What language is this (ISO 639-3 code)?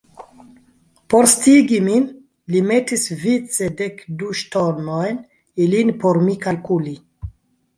epo